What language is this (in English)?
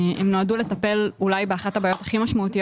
Hebrew